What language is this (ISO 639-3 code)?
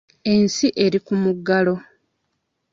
lug